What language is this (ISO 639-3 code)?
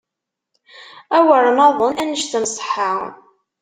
kab